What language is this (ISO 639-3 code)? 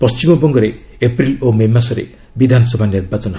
ori